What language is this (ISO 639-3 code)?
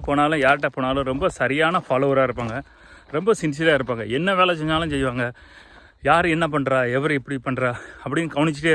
eng